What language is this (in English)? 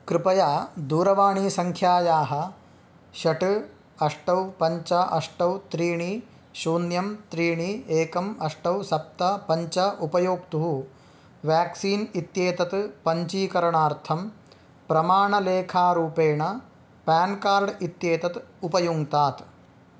Sanskrit